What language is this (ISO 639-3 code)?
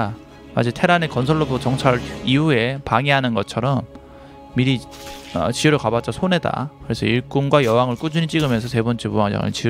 kor